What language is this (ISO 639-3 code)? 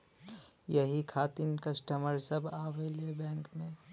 bho